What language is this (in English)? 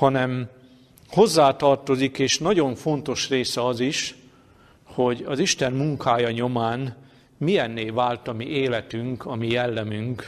Hungarian